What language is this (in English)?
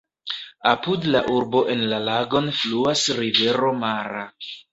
Esperanto